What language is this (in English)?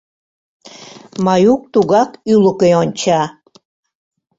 Mari